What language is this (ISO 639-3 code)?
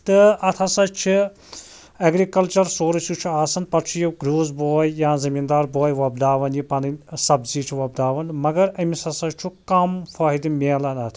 kas